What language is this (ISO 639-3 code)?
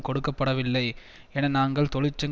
tam